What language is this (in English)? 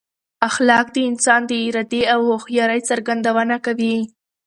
Pashto